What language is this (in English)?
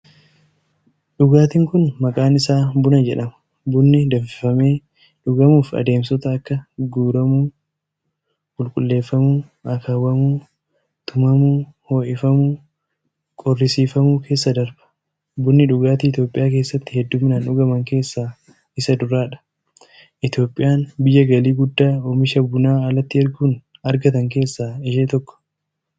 Oromo